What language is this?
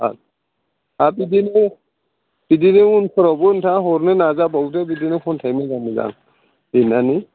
Bodo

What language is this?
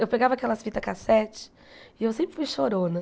Portuguese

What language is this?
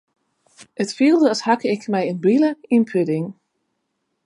Western Frisian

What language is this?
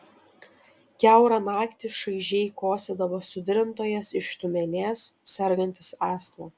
Lithuanian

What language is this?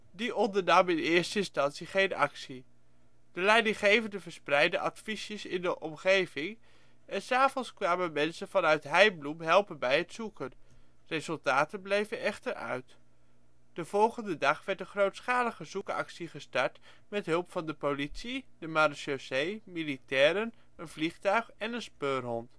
Dutch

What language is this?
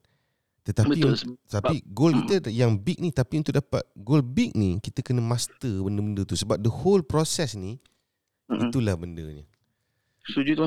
Malay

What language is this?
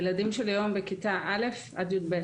Hebrew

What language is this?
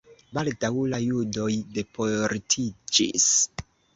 Esperanto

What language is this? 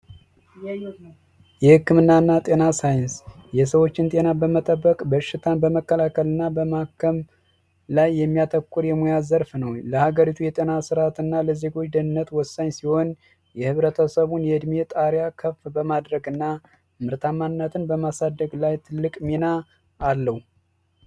Amharic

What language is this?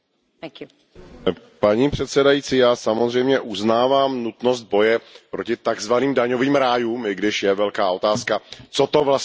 Czech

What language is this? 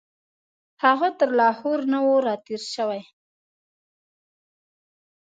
Pashto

